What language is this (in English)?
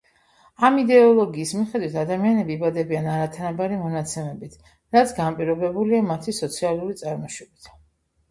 Georgian